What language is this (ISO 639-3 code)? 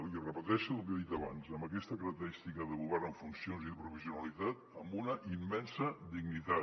cat